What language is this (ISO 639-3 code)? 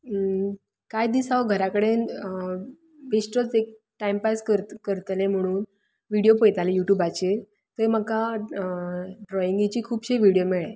kok